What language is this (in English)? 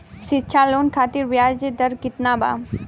Bhojpuri